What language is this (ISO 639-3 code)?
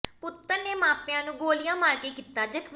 pan